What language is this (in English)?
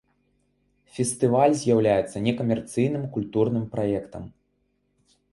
Belarusian